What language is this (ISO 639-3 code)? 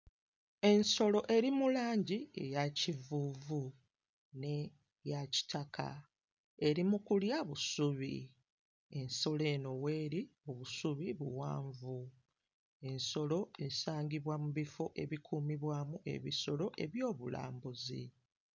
lug